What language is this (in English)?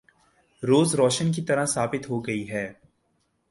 Urdu